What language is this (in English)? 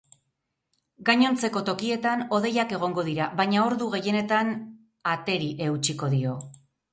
Basque